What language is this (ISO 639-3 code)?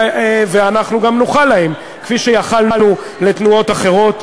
heb